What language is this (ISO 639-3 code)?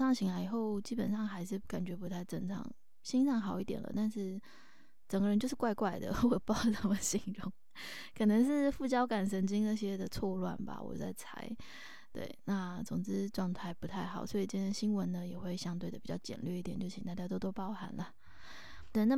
zho